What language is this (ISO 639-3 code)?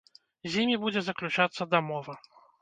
bel